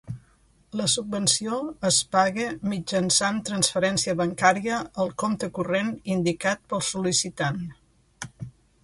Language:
Catalan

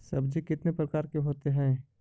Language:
Magahi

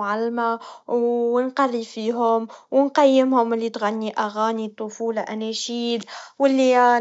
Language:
Tunisian Arabic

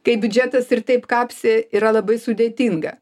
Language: Lithuanian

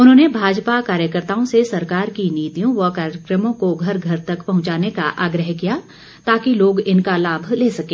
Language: Hindi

